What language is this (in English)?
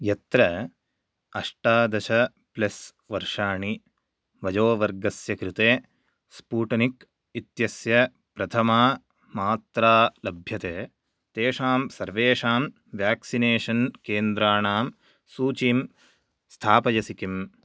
Sanskrit